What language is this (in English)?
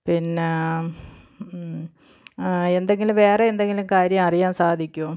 Malayalam